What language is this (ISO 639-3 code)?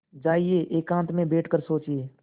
hin